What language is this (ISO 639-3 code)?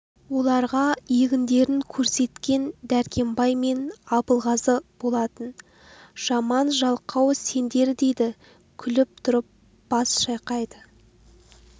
kaz